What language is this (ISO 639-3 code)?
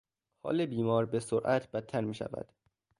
fas